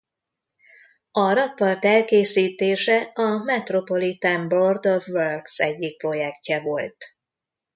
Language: Hungarian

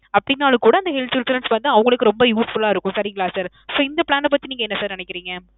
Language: Tamil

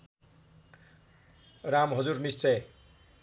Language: Nepali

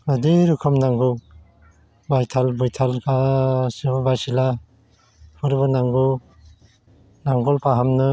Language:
Bodo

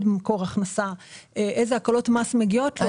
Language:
Hebrew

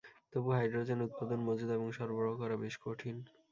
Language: Bangla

